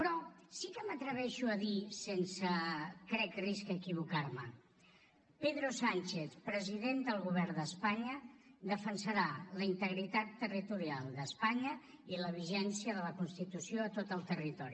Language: Catalan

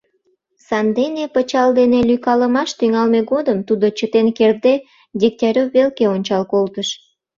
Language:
Mari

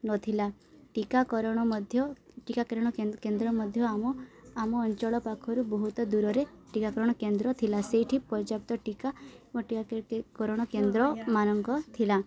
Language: Odia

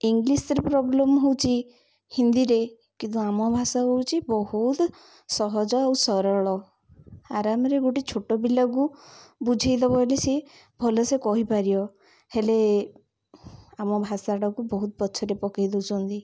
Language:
Odia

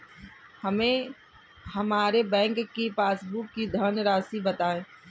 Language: Hindi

